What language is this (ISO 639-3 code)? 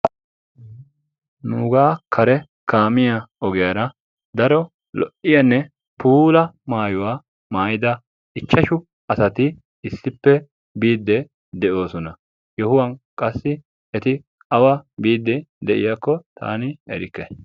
wal